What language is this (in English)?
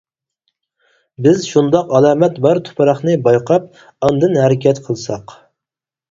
Uyghur